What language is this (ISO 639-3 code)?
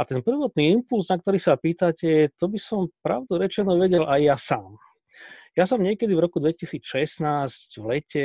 slk